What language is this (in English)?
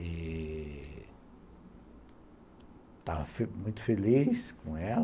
Portuguese